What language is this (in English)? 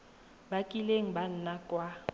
Tswana